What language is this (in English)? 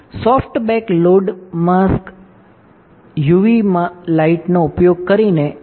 Gujarati